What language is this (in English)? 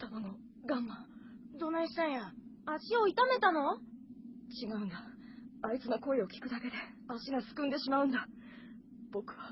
Japanese